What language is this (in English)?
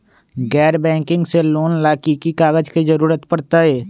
Magahi